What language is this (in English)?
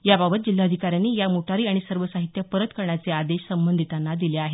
Marathi